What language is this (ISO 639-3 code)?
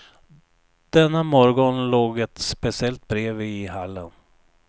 swe